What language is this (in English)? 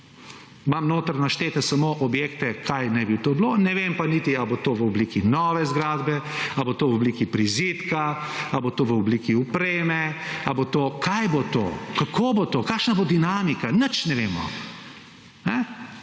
Slovenian